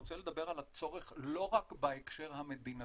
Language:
Hebrew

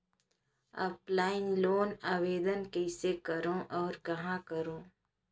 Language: Chhattisgarhi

